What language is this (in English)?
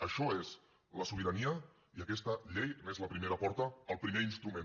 Catalan